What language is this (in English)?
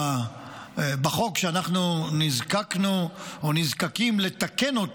Hebrew